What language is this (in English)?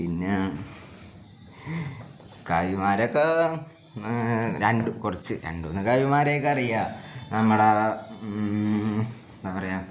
Malayalam